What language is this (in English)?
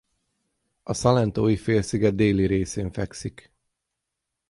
Hungarian